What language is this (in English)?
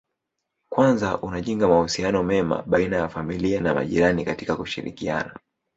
Swahili